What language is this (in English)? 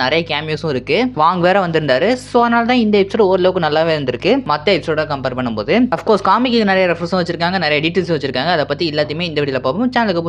Korean